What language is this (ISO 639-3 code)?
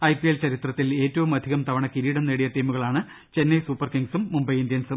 mal